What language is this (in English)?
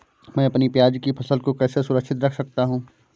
Hindi